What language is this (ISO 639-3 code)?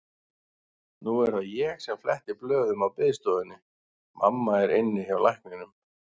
isl